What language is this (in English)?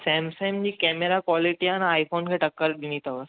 Sindhi